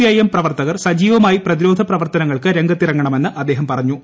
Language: Malayalam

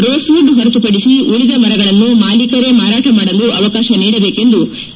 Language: Kannada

